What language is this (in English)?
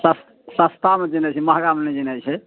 Maithili